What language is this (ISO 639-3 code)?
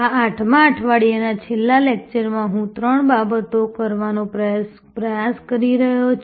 guj